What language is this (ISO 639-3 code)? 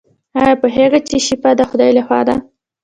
pus